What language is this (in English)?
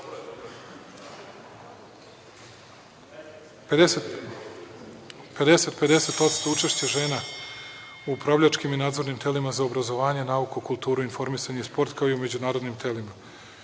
Serbian